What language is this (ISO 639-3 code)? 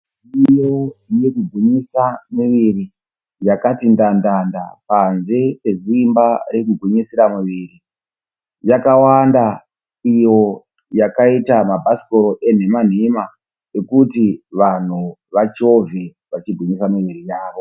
sna